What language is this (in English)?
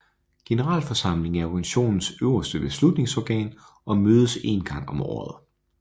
Danish